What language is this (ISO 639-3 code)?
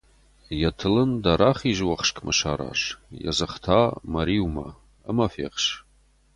oss